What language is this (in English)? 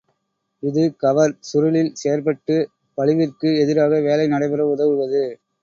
Tamil